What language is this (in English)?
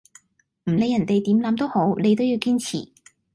Cantonese